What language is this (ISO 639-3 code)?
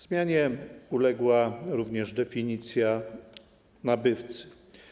pol